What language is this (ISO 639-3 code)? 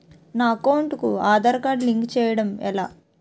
tel